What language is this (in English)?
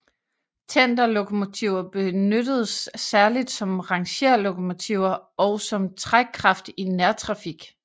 Danish